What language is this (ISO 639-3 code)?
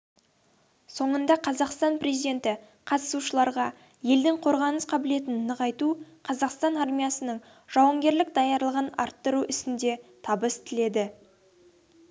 kaz